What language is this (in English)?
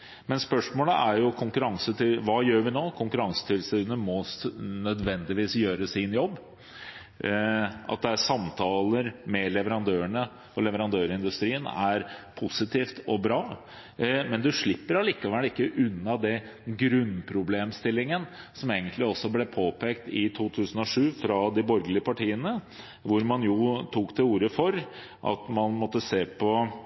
Norwegian Bokmål